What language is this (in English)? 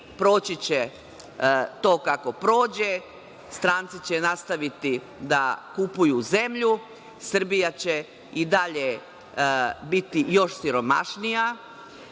Serbian